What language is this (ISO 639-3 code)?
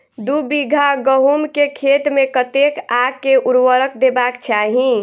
mai